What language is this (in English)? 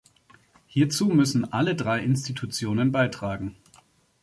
German